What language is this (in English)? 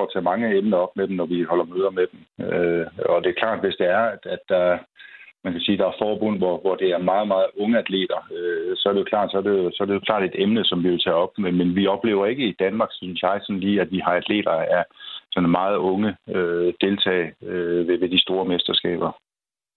Danish